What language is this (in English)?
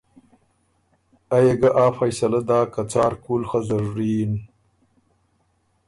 Ormuri